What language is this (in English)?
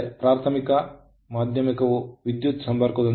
Kannada